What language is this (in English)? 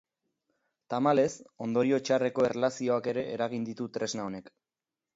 Basque